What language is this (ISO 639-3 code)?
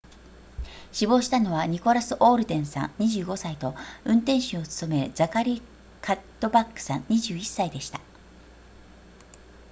jpn